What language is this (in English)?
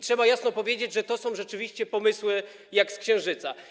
Polish